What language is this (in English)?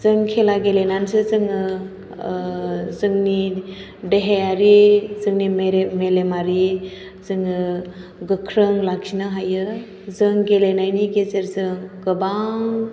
Bodo